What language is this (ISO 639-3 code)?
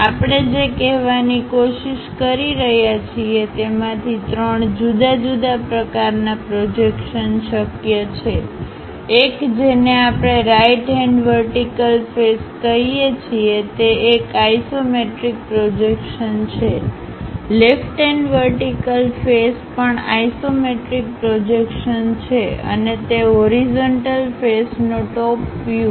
guj